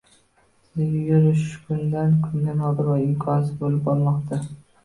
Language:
Uzbek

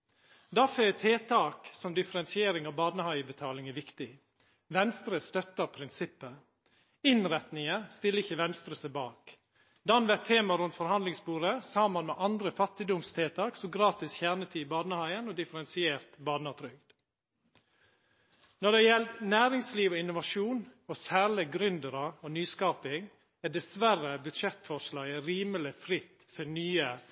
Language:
Norwegian Nynorsk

